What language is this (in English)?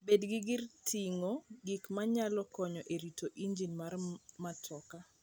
Luo (Kenya and Tanzania)